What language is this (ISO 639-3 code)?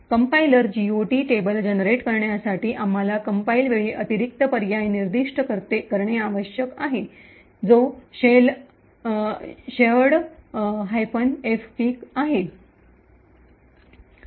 mar